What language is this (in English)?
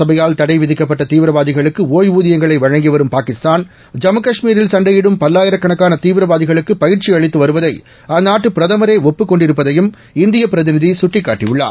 Tamil